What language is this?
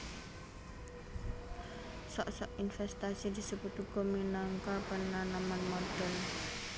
Javanese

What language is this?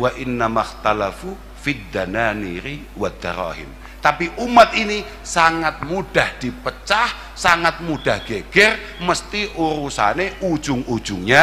Indonesian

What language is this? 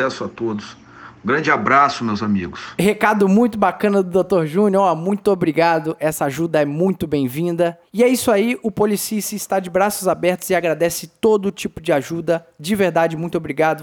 Portuguese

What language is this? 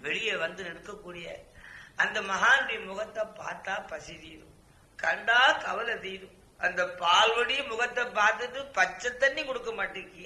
Tamil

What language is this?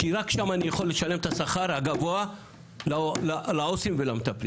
Hebrew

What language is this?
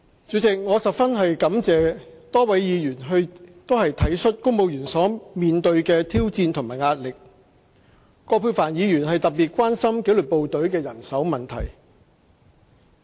Cantonese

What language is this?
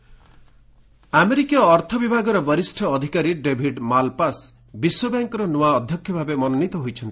Odia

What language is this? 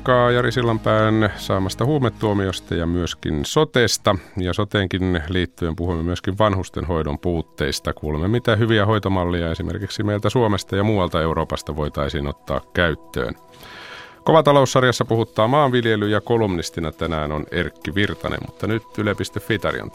Finnish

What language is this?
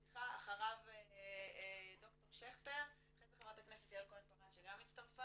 Hebrew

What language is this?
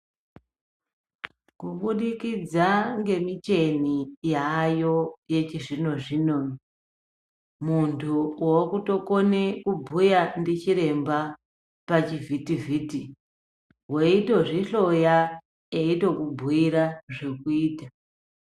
Ndau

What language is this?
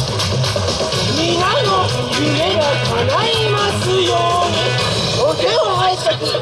Japanese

